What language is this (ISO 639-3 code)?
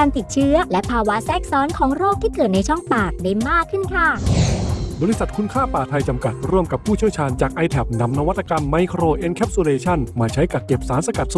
tha